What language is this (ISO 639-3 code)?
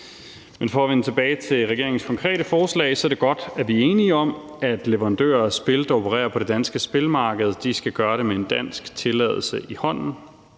dan